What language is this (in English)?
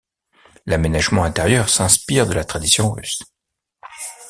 French